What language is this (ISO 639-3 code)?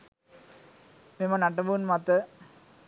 sin